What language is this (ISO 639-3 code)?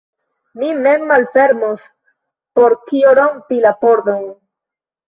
epo